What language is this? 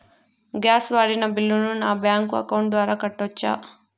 Telugu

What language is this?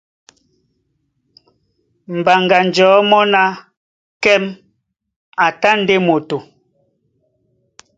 Duala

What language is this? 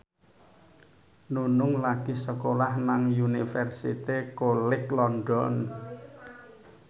Javanese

